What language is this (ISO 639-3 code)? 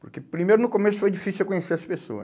por